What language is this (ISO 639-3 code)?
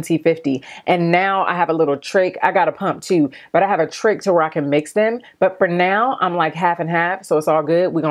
eng